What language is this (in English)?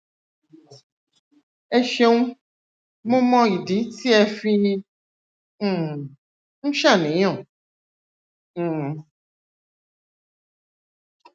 Yoruba